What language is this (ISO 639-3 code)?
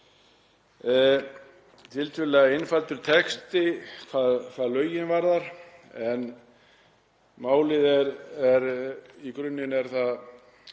isl